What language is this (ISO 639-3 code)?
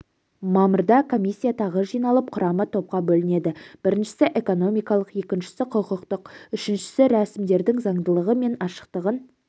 kaz